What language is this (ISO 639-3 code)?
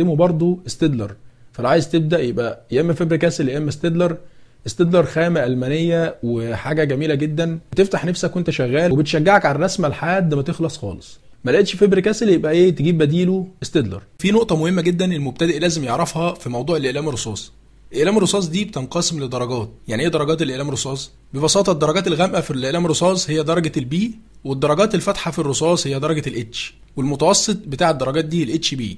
ara